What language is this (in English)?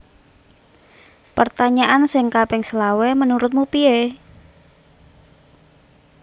Javanese